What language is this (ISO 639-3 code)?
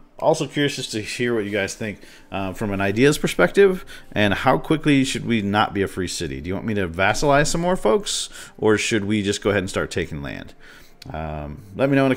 eng